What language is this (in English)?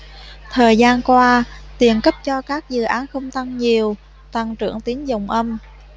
Vietnamese